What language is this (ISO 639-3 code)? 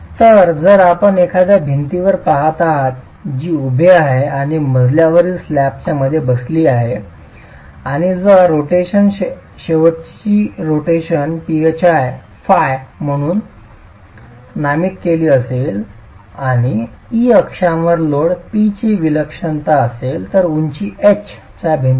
mar